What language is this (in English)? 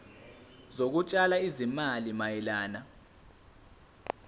Zulu